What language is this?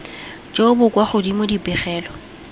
Tswana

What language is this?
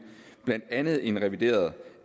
Danish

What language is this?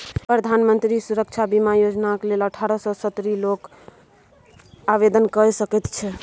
Maithili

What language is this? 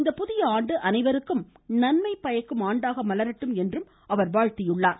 Tamil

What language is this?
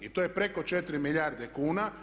Croatian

